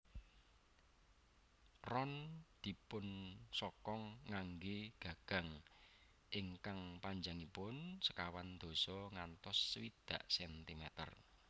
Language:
Javanese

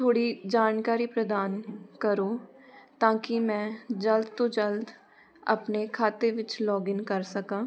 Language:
Punjabi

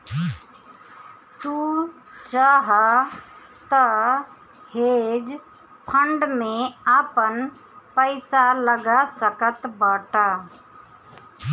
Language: Bhojpuri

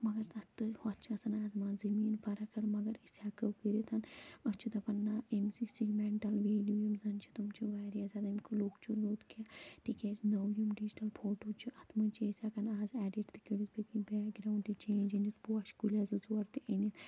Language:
Kashmiri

